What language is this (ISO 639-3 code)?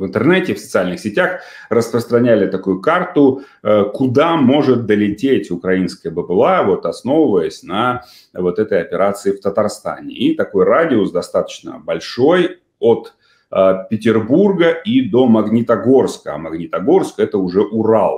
rus